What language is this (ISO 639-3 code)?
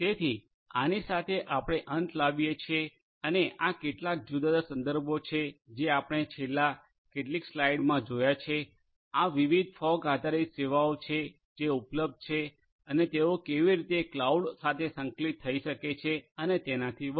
guj